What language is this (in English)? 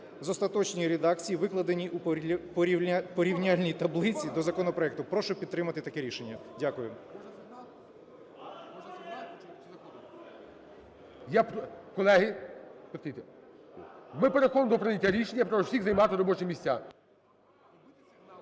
Ukrainian